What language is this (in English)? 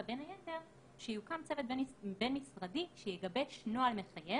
Hebrew